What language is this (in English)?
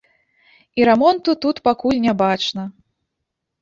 Belarusian